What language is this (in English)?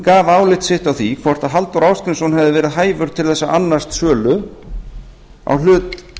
Icelandic